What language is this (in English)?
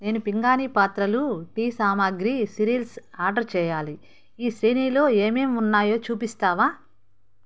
Telugu